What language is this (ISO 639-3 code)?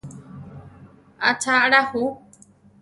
tar